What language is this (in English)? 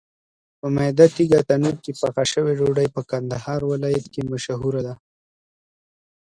Pashto